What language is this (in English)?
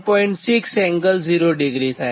Gujarati